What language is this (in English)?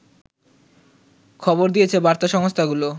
Bangla